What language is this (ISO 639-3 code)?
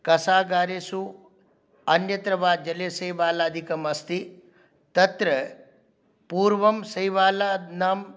san